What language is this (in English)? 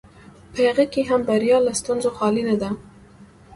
Pashto